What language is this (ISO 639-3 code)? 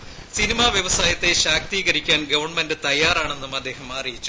mal